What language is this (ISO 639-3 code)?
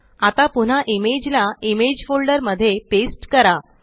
mar